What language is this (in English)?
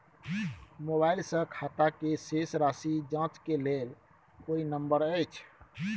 Maithili